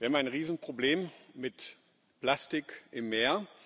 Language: German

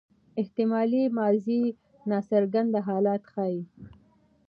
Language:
Pashto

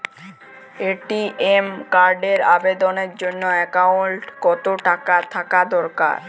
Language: Bangla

